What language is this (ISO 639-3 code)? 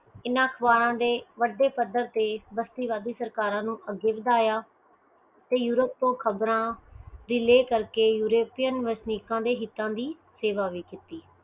pan